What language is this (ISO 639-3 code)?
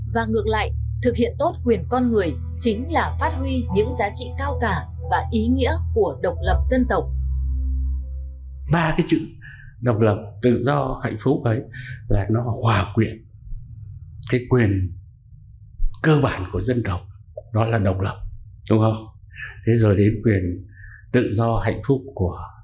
vie